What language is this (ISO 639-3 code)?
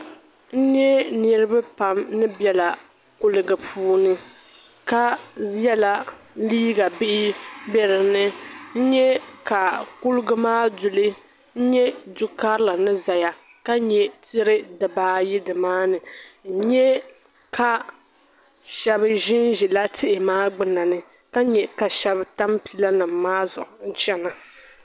dag